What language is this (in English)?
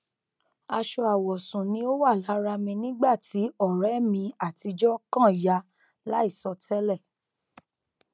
Yoruba